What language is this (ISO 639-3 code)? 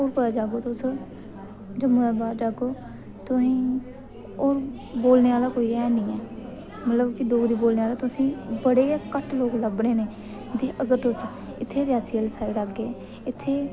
doi